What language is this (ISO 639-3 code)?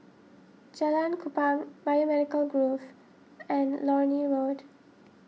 eng